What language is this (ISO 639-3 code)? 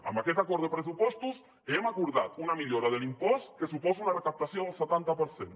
cat